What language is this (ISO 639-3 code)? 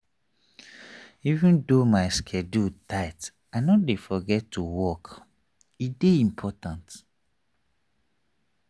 pcm